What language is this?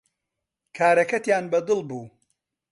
Central Kurdish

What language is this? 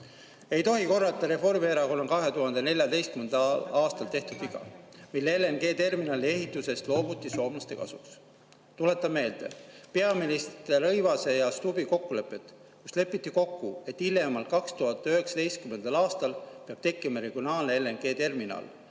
Estonian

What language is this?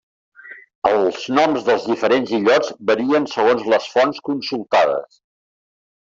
Catalan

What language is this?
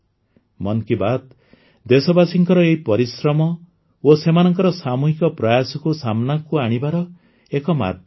Odia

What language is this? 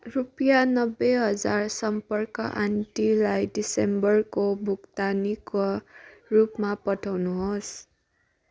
Nepali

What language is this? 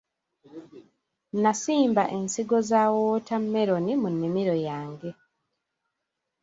Ganda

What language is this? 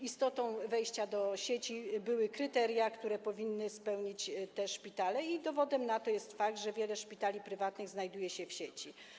Polish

